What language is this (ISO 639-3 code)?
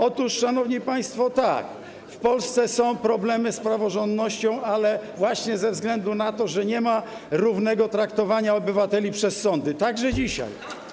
pol